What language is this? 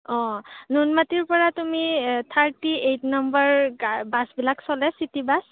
Assamese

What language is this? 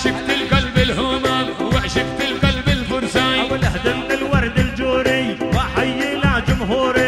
Arabic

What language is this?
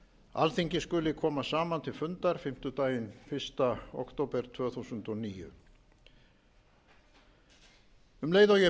Icelandic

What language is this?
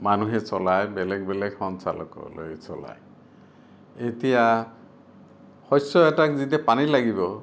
Assamese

